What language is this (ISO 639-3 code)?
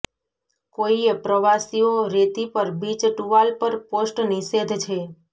guj